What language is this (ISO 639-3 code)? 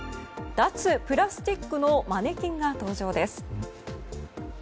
jpn